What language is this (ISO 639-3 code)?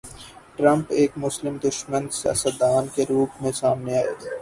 urd